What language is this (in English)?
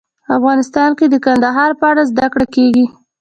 Pashto